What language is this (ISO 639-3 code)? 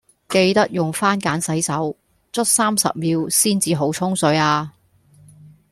yue